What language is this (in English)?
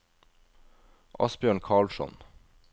Norwegian